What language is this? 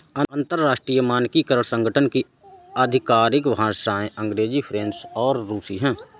Hindi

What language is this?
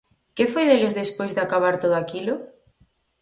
Galician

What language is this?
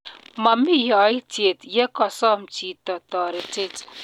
Kalenjin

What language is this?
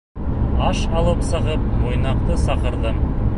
Bashkir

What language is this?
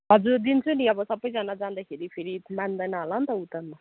Nepali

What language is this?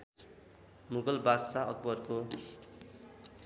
Nepali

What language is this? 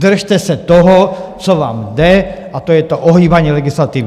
Czech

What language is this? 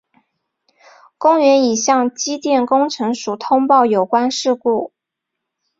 Chinese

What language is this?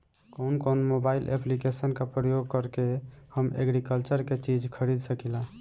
Bhojpuri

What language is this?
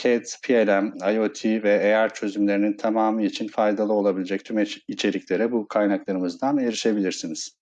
Turkish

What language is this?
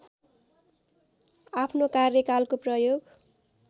Nepali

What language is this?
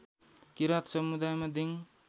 Nepali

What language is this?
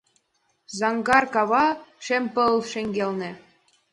Mari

